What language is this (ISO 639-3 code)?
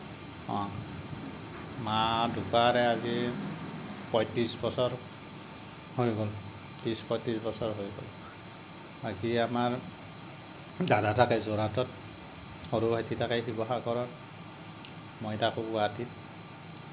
asm